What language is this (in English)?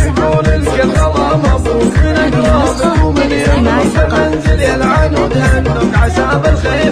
Arabic